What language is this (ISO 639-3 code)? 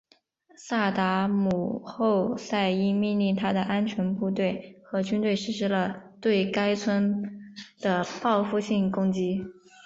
zho